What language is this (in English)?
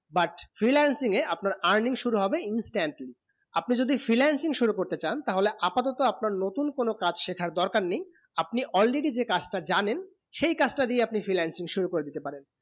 Bangla